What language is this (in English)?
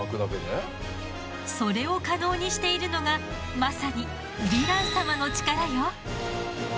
Japanese